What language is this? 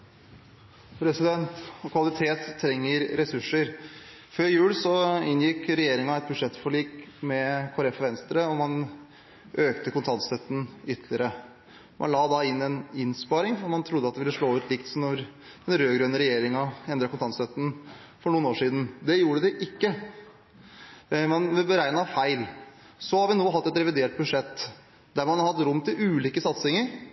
Norwegian Bokmål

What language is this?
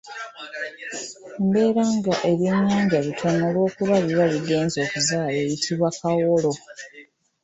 Ganda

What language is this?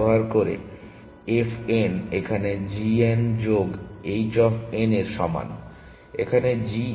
Bangla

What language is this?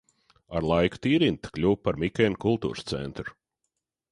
Latvian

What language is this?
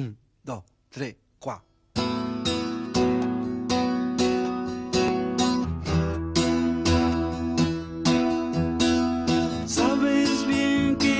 Romanian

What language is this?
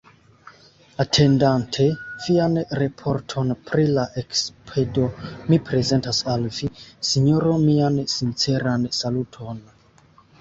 Esperanto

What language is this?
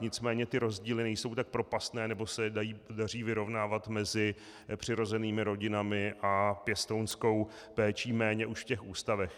Czech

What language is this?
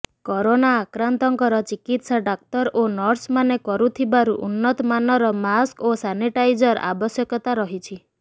Odia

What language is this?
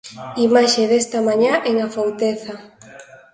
Galician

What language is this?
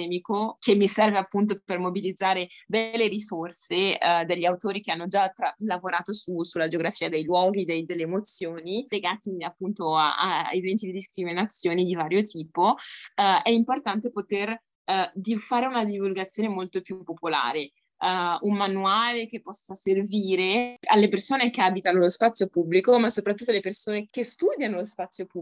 Italian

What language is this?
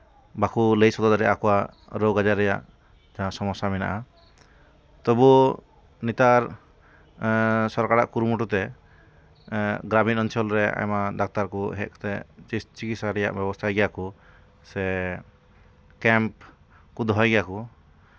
Santali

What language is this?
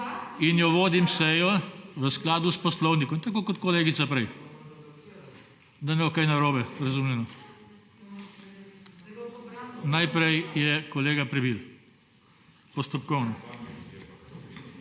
Slovenian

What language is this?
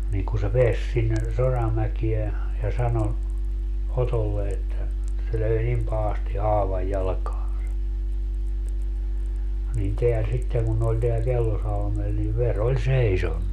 Finnish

